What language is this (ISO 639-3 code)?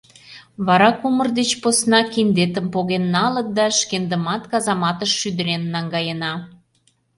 chm